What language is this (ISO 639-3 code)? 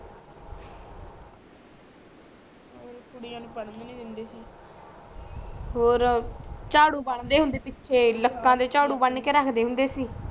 pan